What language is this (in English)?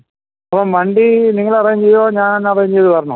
Malayalam